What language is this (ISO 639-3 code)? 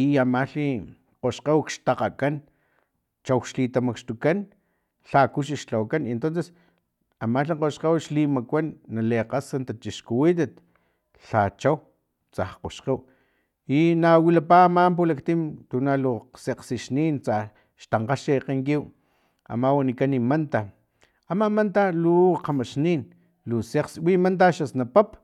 tlp